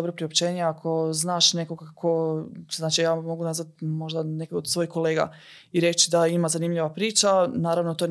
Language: Croatian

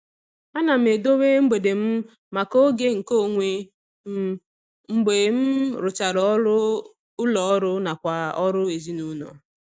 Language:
Igbo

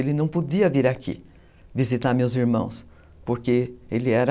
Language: Portuguese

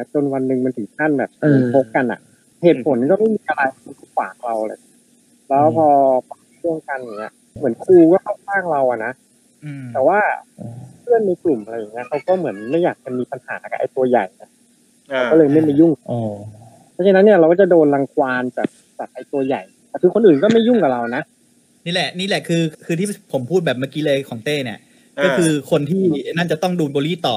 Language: Thai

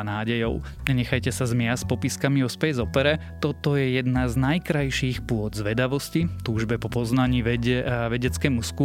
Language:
Slovak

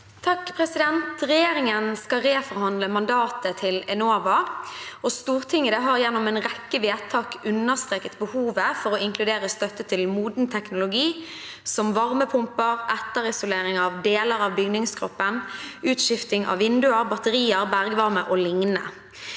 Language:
Norwegian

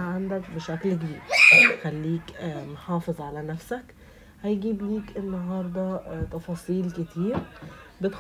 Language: Arabic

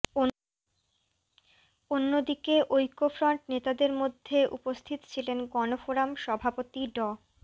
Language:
Bangla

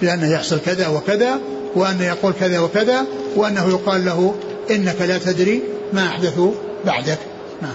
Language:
Arabic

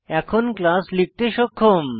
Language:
Bangla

